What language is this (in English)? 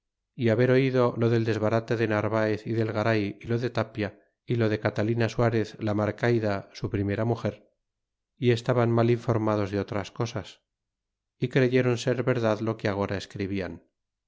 Spanish